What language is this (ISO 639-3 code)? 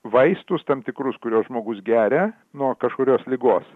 lit